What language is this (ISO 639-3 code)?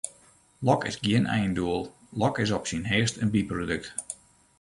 fry